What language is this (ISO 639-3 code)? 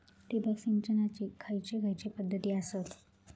mar